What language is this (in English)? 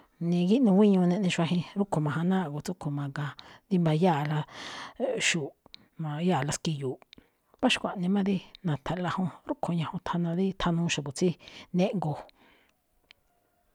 Malinaltepec Me'phaa